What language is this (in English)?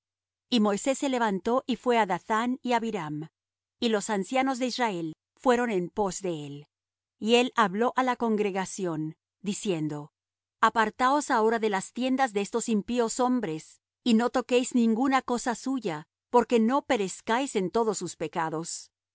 Spanish